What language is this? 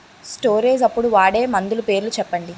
Telugu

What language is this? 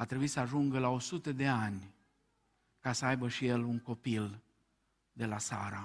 Romanian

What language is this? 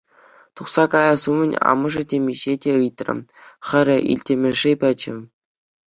Chuvash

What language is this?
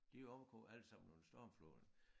Danish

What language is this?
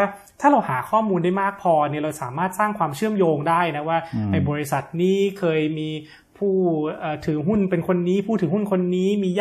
Thai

